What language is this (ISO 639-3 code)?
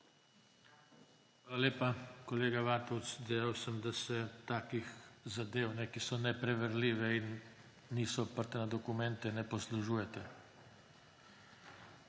slv